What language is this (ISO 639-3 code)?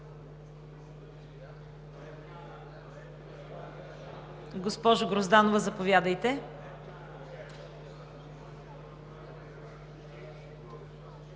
bul